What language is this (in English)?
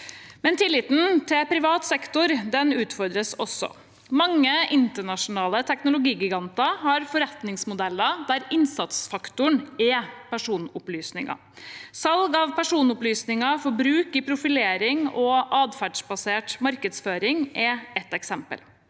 Norwegian